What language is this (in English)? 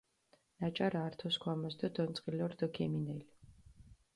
Mingrelian